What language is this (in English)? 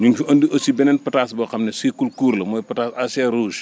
Wolof